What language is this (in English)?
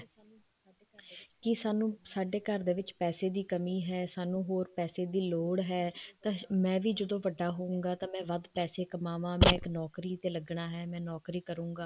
Punjabi